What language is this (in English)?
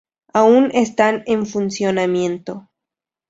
Spanish